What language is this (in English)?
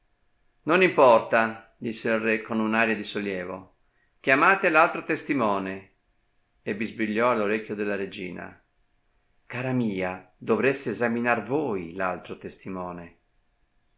Italian